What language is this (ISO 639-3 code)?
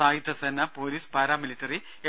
mal